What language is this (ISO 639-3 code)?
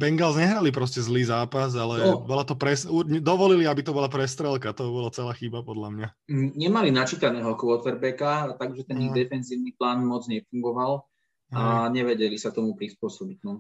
slk